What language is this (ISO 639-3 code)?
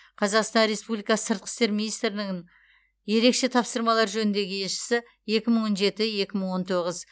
kaz